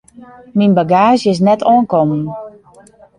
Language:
Western Frisian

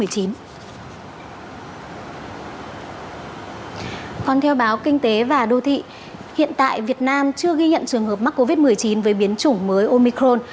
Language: Vietnamese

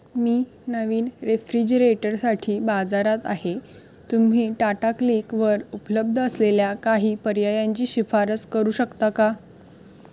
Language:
Marathi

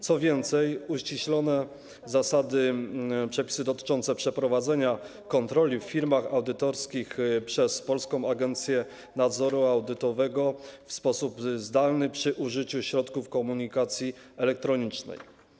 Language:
Polish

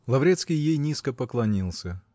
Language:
Russian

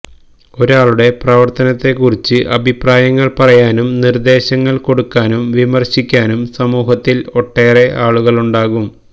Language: Malayalam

